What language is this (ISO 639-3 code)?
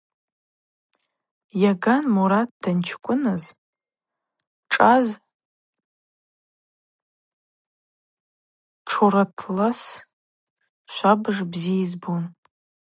abq